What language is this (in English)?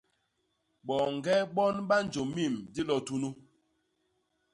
Basaa